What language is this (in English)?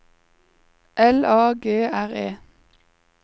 Norwegian